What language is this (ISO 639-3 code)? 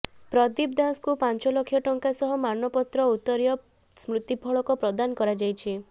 ori